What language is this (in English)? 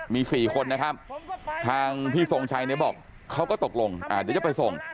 Thai